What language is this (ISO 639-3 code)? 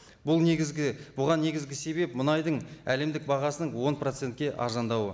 kaz